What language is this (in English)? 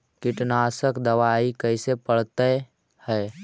Magahi